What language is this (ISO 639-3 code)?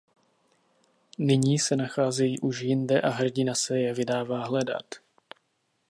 ces